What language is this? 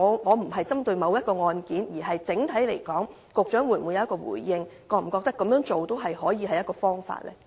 Cantonese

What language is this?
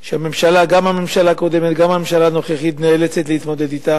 Hebrew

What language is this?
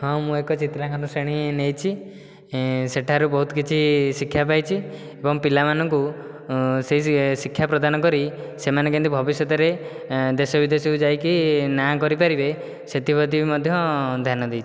Odia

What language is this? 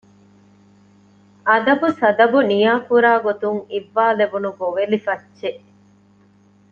Divehi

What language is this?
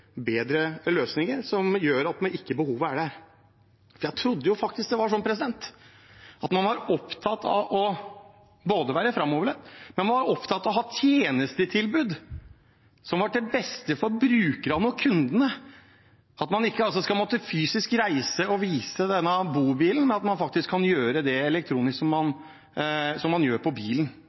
Norwegian Bokmål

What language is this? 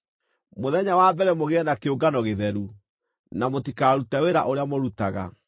Kikuyu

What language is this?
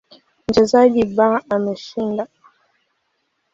Swahili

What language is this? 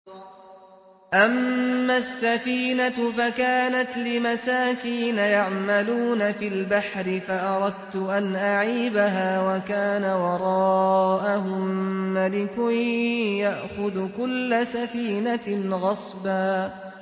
Arabic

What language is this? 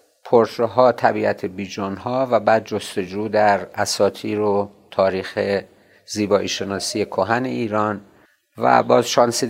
Persian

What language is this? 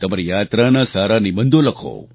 Gujarati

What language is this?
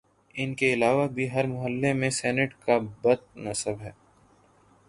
Urdu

